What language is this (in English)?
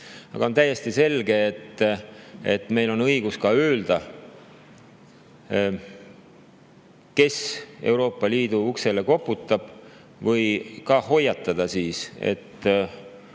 Estonian